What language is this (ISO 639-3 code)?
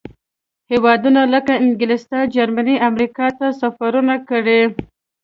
pus